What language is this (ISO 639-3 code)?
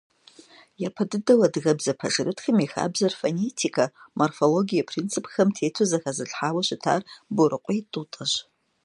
kbd